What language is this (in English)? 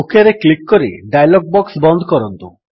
Odia